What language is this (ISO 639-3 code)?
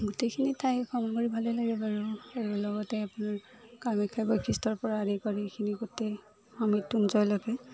asm